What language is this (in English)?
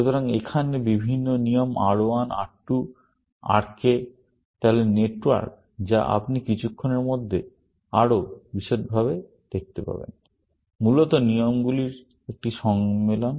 Bangla